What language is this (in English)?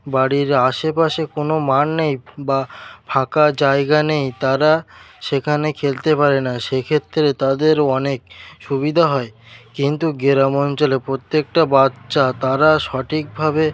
Bangla